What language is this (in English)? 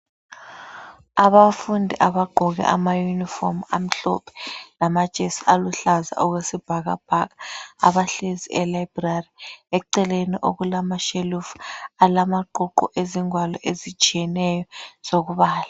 North Ndebele